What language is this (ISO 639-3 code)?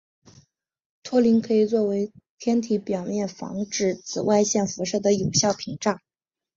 zho